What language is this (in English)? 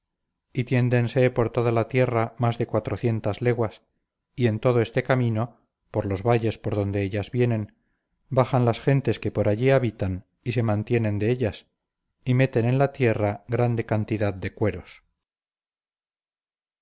Spanish